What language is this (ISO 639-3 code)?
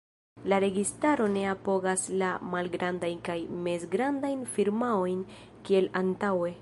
epo